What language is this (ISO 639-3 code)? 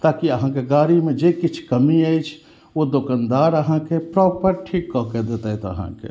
mai